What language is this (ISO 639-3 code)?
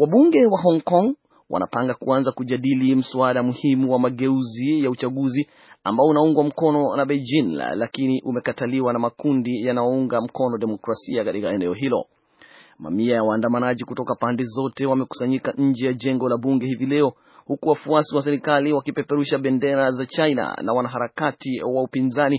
swa